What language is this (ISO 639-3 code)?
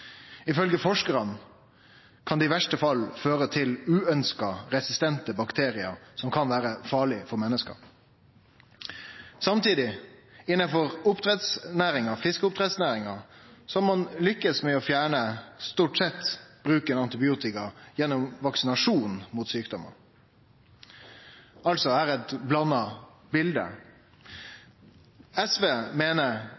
nno